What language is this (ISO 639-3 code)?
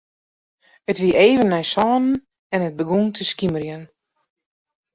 fry